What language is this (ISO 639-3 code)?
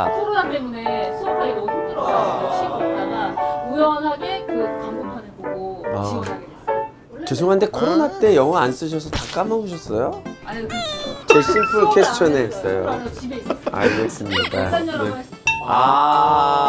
kor